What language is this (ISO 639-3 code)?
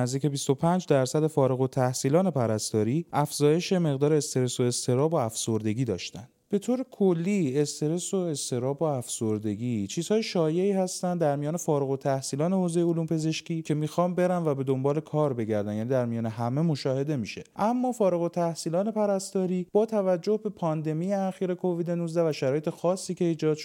fas